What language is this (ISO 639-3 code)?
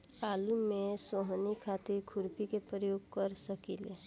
bho